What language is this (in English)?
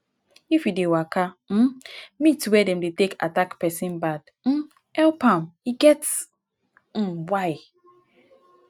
Nigerian Pidgin